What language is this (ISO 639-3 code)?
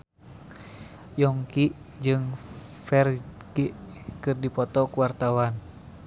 sun